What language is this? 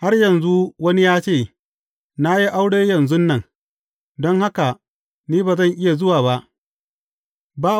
Hausa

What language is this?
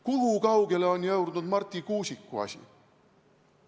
Estonian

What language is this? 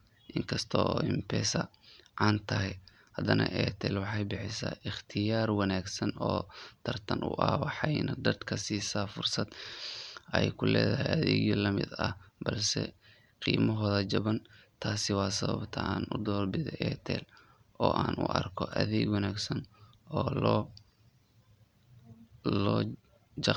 Somali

